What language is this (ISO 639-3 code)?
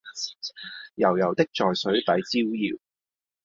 yue